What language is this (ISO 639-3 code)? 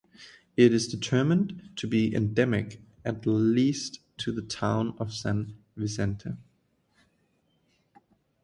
eng